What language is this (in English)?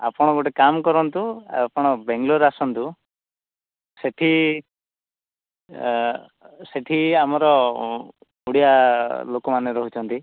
Odia